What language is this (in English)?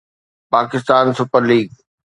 Sindhi